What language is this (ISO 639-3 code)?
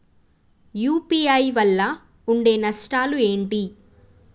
tel